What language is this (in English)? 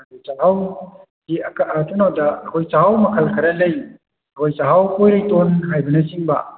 Manipuri